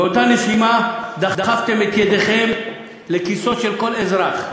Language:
Hebrew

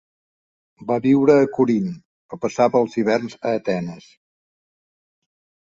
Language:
Catalan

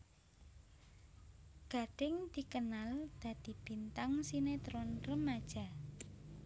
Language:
Javanese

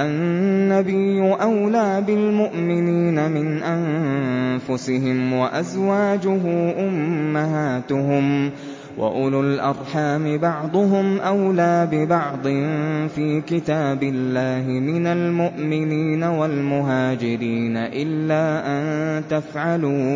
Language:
Arabic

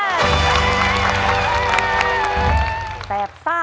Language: Thai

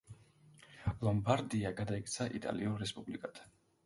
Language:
Georgian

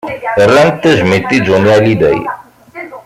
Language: Kabyle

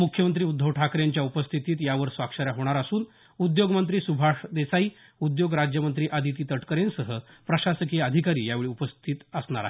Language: Marathi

